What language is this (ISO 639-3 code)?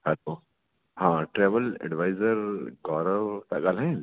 snd